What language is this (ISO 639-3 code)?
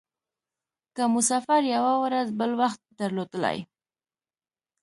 pus